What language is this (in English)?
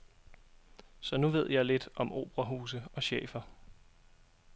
Danish